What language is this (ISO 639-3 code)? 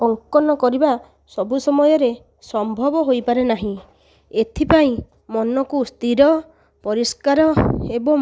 ori